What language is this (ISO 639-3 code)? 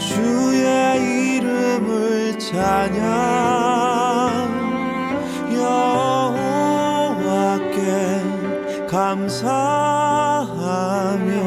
kor